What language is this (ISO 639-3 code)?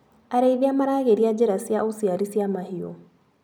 kik